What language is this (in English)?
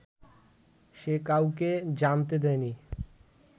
Bangla